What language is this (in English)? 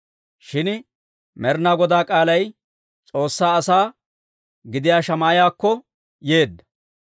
Dawro